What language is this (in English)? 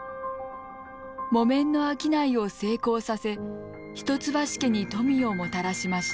Japanese